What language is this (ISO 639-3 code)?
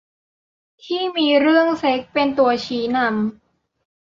tha